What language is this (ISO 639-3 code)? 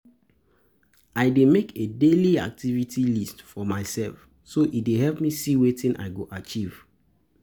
pcm